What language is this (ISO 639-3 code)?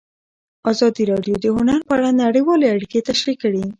pus